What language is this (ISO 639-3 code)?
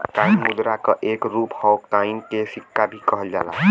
bho